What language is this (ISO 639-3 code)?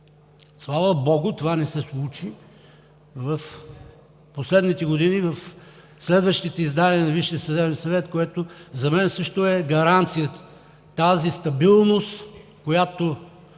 bul